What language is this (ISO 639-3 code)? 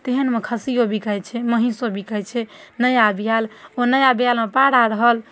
mai